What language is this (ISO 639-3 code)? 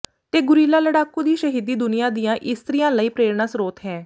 pan